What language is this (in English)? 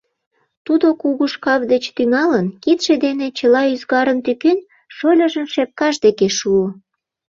Mari